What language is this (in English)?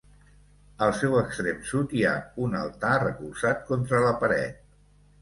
Catalan